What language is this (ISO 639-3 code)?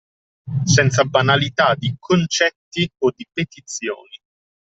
ita